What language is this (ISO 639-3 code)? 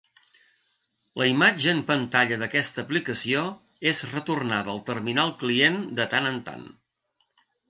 cat